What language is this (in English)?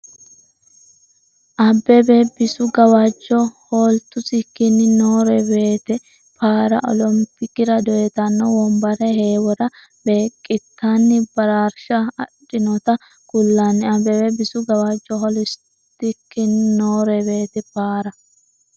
Sidamo